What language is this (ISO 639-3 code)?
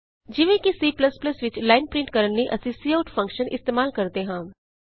pan